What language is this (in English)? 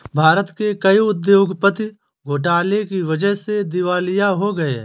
Hindi